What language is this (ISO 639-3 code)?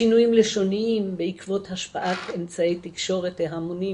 heb